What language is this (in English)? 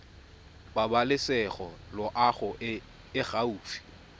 Tswana